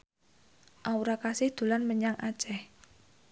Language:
Javanese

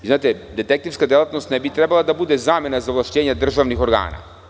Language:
Serbian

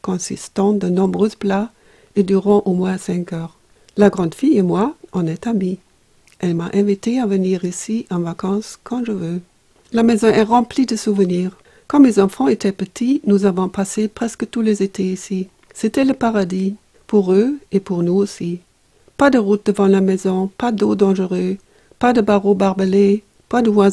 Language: French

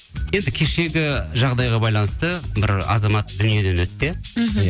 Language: Kazakh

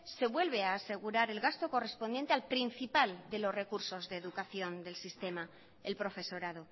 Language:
Spanish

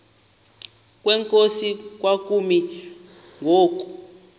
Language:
Xhosa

